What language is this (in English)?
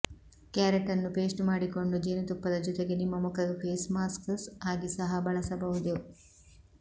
Kannada